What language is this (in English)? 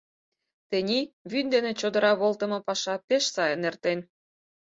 Mari